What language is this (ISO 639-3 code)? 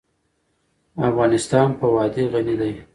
pus